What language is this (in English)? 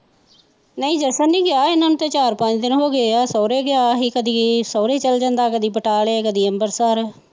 Punjabi